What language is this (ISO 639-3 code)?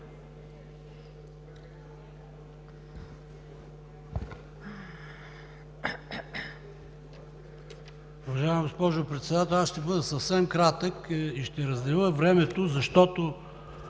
bul